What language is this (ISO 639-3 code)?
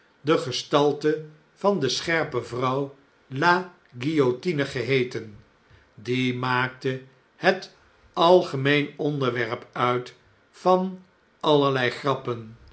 nld